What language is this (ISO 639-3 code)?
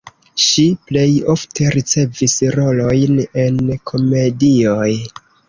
epo